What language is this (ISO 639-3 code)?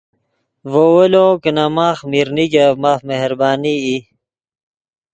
ydg